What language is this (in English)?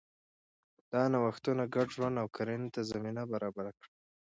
Pashto